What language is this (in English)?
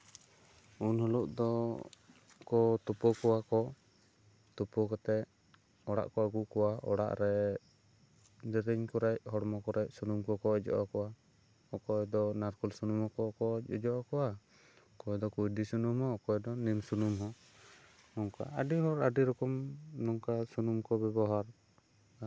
Santali